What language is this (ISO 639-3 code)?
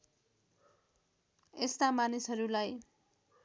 nep